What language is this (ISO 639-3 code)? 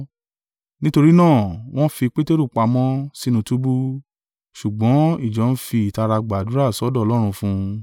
yor